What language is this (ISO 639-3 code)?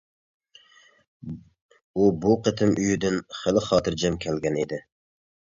uig